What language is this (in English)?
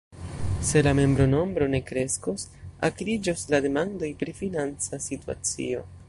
Esperanto